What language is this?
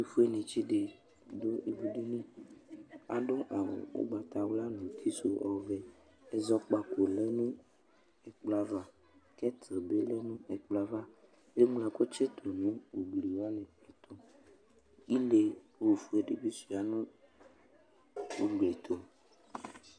Ikposo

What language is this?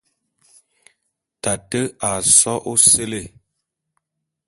Bulu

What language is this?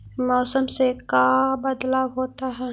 Magahi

